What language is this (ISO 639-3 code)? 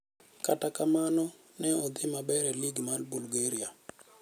luo